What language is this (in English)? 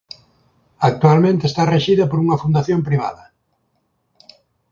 Galician